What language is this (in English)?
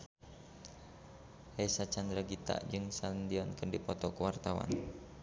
Sundanese